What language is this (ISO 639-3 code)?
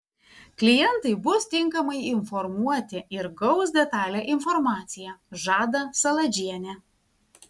lit